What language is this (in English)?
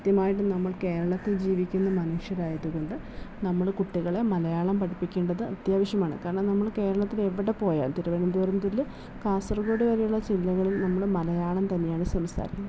Malayalam